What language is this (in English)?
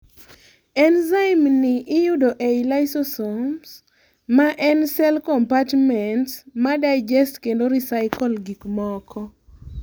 Luo (Kenya and Tanzania)